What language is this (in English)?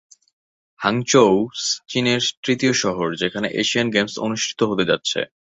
Bangla